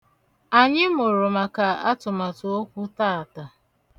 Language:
Igbo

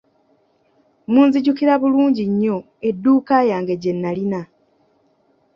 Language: Ganda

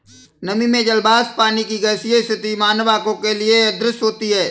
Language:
Hindi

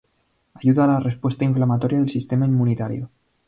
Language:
Spanish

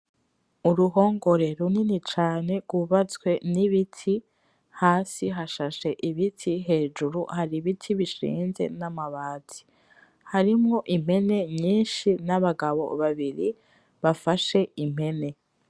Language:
Rundi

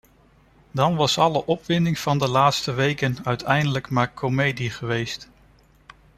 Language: Dutch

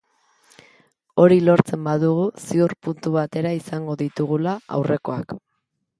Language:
Basque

